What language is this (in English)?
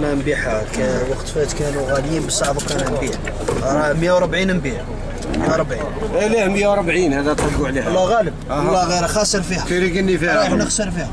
Arabic